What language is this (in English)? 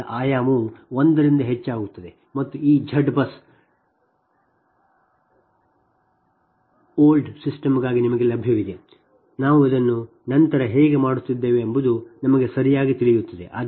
Kannada